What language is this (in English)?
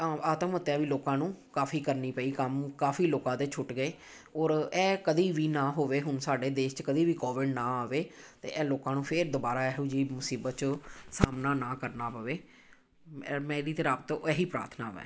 Punjabi